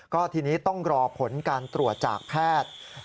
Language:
Thai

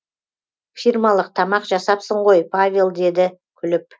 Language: Kazakh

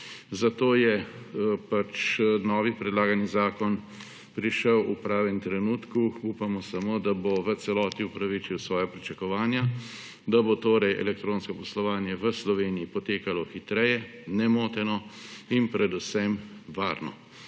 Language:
Slovenian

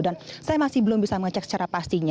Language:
Indonesian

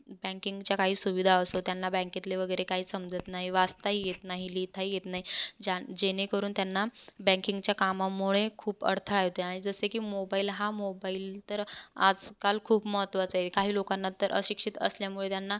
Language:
Marathi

